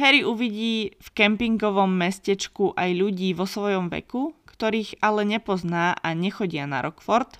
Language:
Slovak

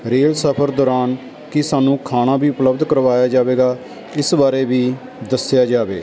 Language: Punjabi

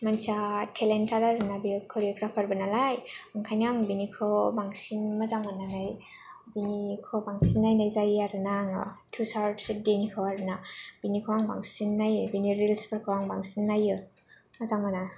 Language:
Bodo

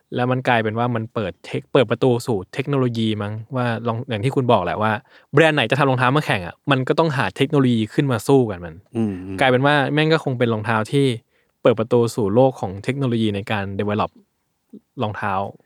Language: Thai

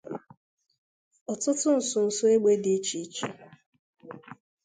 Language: Igbo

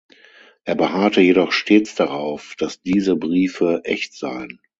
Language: German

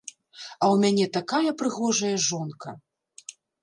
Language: Belarusian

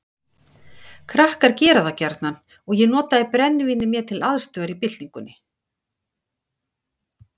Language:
Icelandic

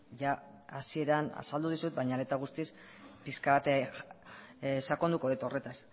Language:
Basque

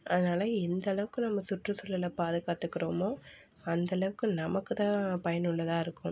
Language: Tamil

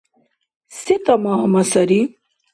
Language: Dargwa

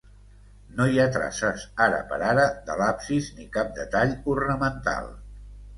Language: Catalan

